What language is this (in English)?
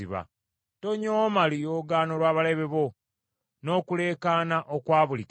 Ganda